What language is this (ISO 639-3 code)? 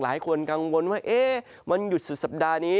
tha